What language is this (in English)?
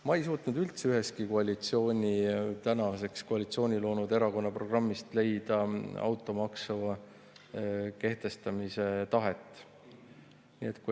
Estonian